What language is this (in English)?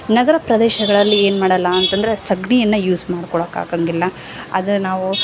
Kannada